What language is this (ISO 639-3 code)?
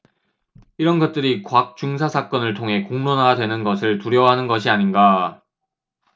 kor